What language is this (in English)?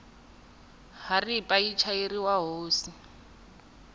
Tsonga